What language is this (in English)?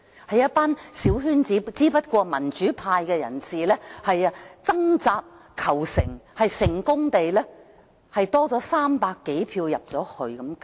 Cantonese